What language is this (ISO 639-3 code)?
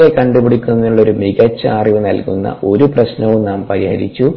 mal